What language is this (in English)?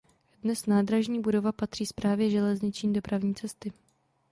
Czech